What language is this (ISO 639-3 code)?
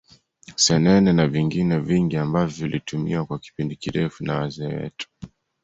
swa